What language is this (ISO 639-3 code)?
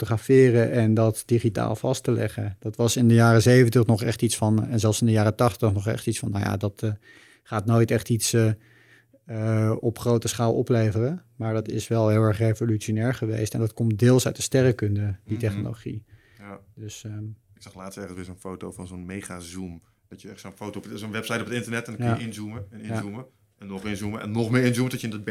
nld